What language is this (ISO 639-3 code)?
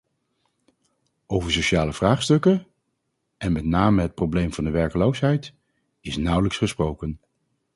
nld